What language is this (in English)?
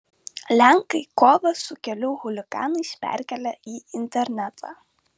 Lithuanian